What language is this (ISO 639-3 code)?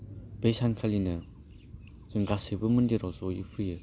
brx